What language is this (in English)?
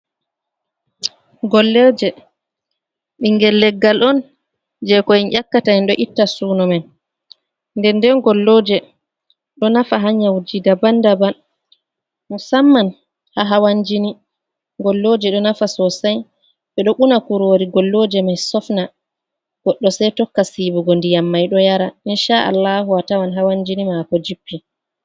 Fula